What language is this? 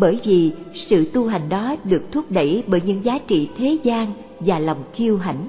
Vietnamese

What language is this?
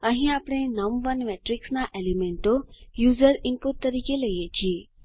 Gujarati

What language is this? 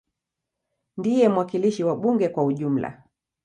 Swahili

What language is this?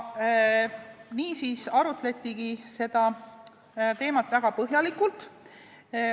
Estonian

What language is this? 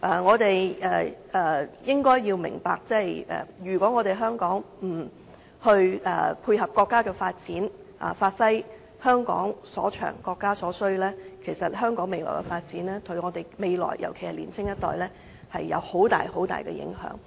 Cantonese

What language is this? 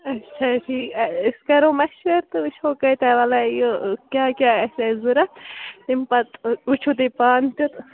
Kashmiri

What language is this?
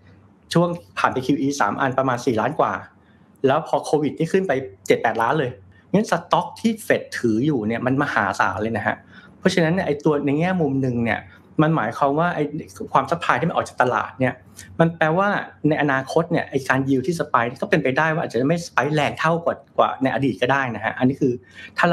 Thai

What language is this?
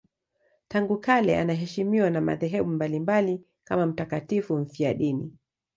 Swahili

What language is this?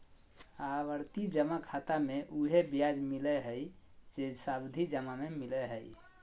Magahi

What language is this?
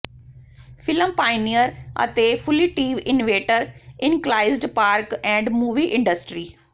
Punjabi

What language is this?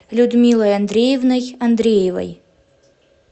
Russian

